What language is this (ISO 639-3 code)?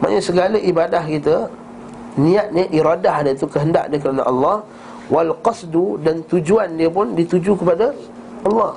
msa